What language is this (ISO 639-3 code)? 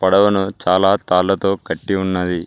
tel